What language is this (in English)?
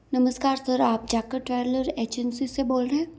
Hindi